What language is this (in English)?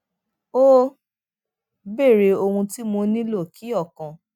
Yoruba